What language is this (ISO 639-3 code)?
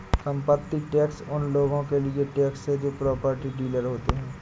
hin